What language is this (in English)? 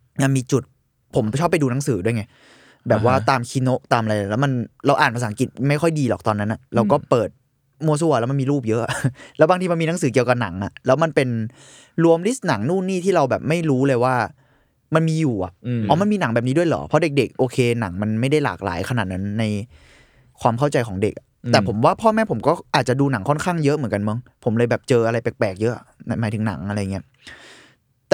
Thai